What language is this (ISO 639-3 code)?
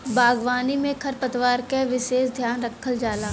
bho